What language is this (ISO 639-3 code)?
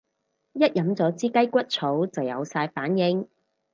yue